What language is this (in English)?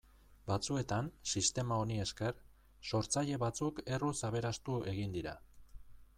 Basque